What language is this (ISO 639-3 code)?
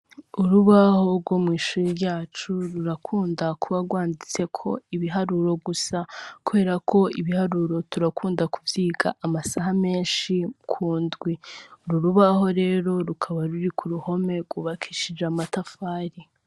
run